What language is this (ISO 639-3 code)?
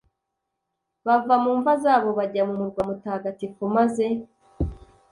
kin